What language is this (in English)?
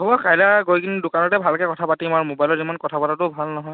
Assamese